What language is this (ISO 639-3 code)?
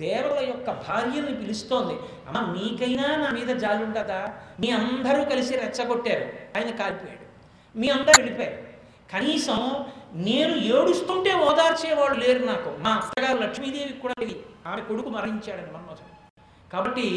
tel